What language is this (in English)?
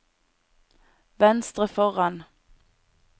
Norwegian